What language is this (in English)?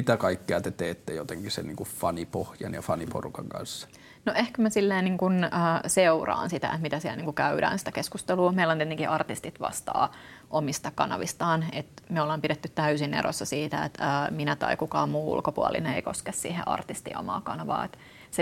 Finnish